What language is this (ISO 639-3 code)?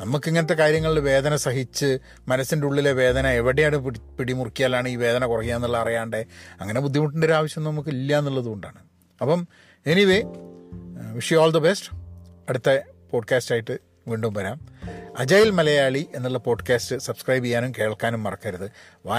mal